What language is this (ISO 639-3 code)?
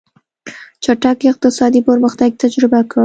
pus